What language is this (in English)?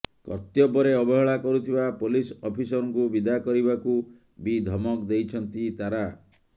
Odia